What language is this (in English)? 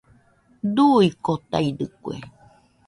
Nüpode Huitoto